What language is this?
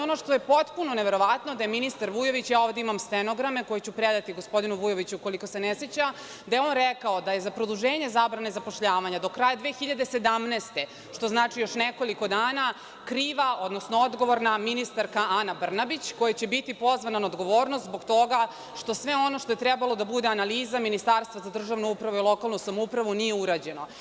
Serbian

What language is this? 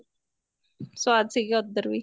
Punjabi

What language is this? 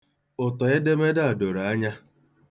Igbo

